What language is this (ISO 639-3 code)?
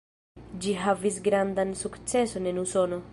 epo